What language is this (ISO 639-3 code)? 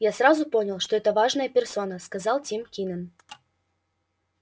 rus